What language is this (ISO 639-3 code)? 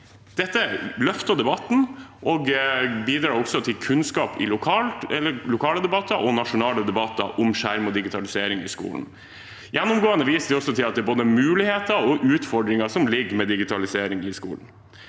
nor